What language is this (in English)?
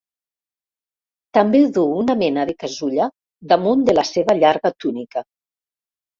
Catalan